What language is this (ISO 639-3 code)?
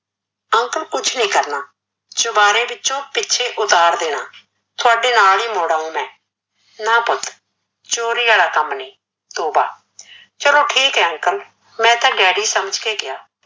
pan